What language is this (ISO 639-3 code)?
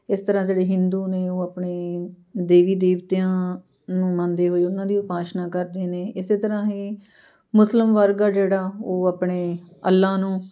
pan